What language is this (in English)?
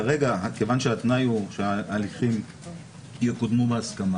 Hebrew